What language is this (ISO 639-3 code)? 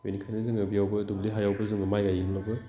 brx